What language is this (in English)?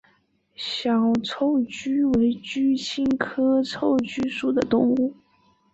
Chinese